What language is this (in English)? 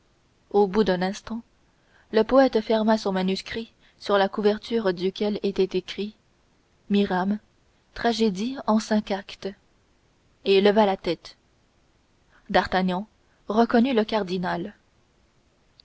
French